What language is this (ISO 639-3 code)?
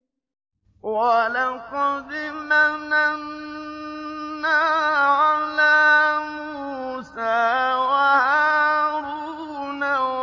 ara